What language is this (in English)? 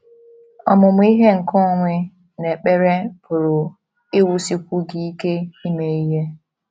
Igbo